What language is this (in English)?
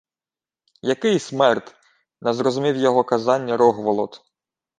Ukrainian